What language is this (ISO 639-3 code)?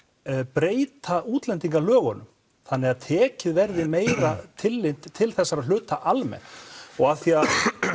isl